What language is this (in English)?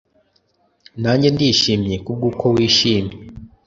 Kinyarwanda